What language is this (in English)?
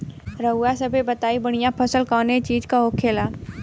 Bhojpuri